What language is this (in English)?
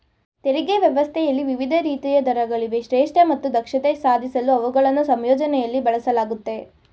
Kannada